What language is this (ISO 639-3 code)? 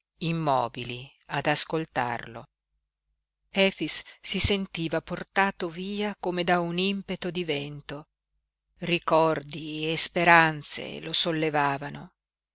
ita